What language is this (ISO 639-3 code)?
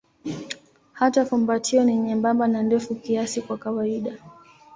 swa